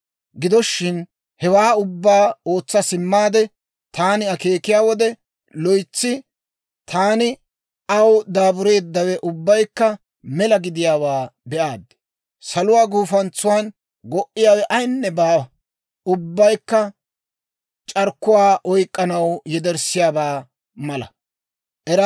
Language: Dawro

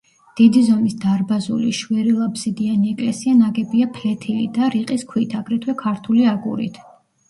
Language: Georgian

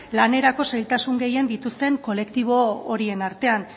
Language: Basque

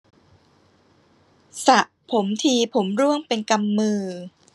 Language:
Thai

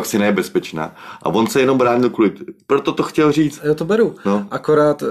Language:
Czech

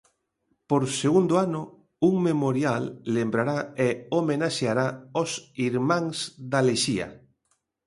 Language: Galician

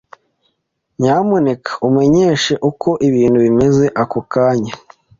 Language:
Kinyarwanda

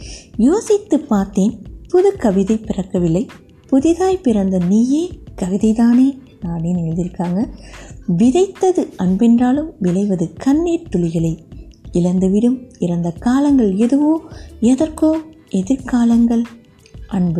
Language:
Tamil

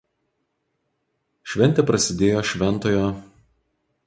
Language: Lithuanian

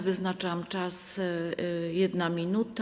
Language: Polish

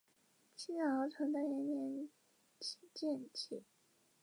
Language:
Chinese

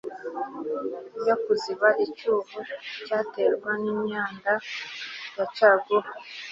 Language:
Kinyarwanda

